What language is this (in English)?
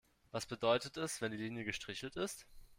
German